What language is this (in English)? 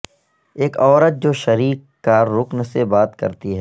Urdu